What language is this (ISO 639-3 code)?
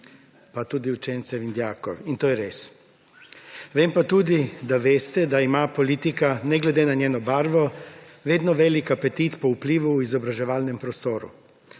slv